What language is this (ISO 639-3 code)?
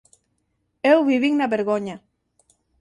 glg